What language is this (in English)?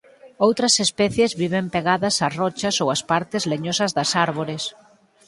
Galician